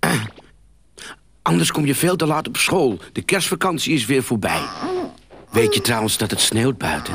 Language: Dutch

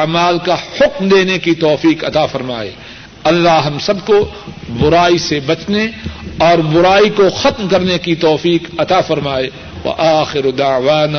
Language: Urdu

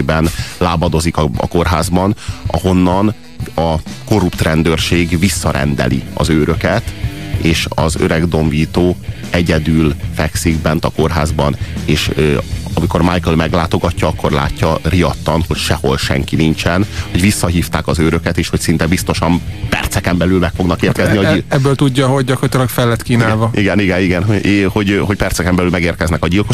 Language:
Hungarian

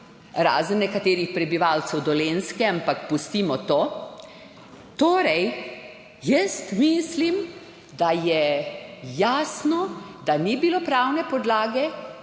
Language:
Slovenian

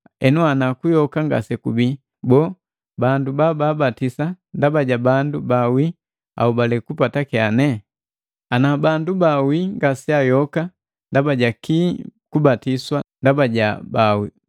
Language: Matengo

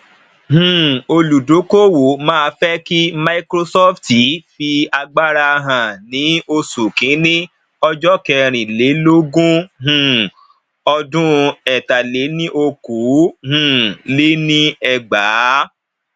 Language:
Yoruba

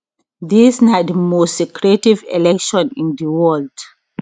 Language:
Nigerian Pidgin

